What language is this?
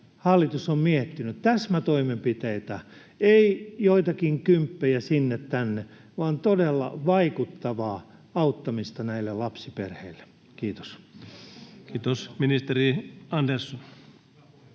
Finnish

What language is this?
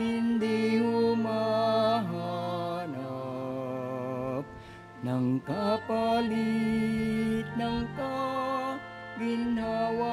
Filipino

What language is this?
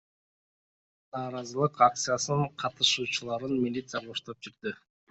Kyrgyz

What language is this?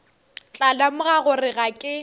Northern Sotho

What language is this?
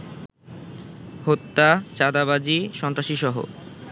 Bangla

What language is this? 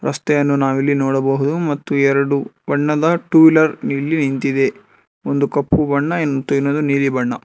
Kannada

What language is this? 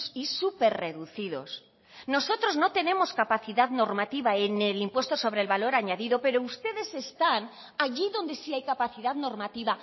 Spanish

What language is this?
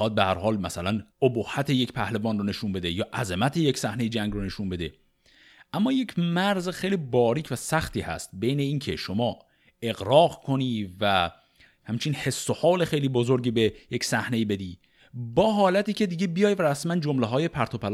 Persian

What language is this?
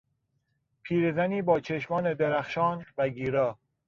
Persian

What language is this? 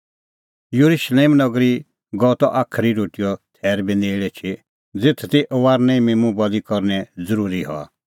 Kullu Pahari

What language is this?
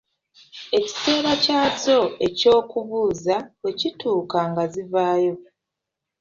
Ganda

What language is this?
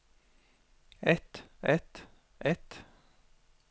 Norwegian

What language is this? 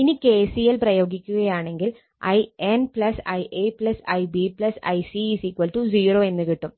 Malayalam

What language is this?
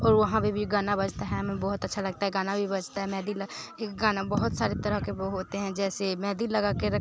Hindi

